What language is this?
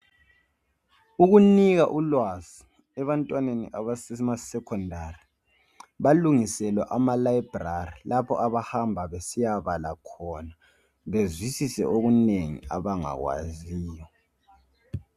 North Ndebele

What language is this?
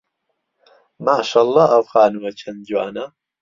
Central Kurdish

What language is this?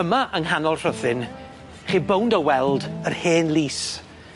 Welsh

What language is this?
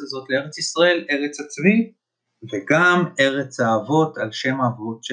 Hebrew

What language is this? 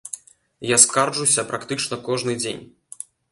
Belarusian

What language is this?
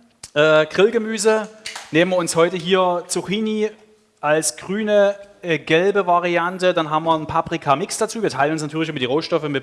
German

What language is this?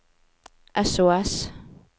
Norwegian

